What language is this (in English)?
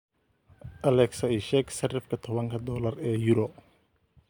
Somali